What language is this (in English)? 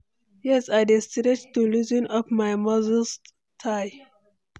Nigerian Pidgin